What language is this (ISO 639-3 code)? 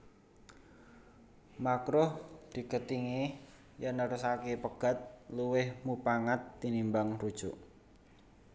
jav